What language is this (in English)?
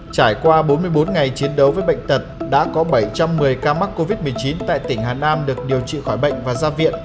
Vietnamese